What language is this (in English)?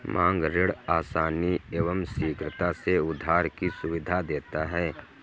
Hindi